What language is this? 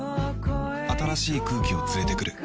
Japanese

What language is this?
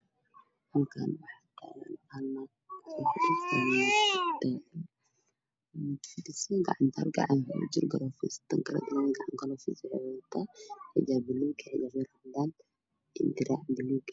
Somali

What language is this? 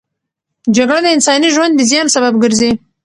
Pashto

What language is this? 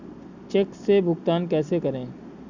Hindi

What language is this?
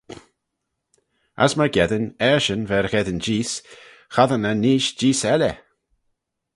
Manx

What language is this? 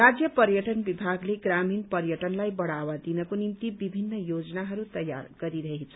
Nepali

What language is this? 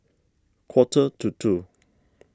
English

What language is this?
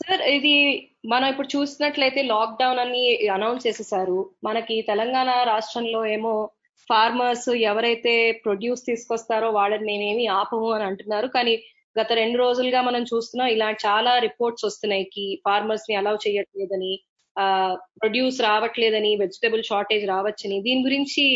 Telugu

